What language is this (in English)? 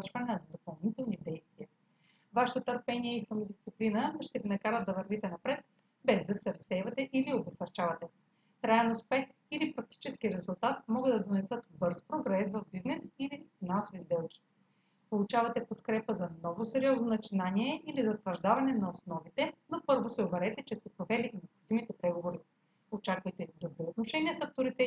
Bulgarian